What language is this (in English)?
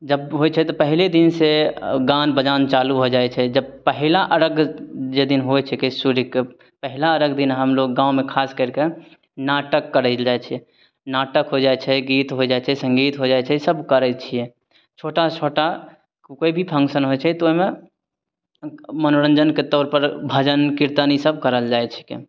Maithili